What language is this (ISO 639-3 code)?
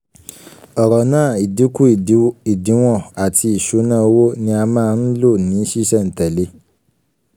yor